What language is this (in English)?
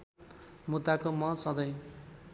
Nepali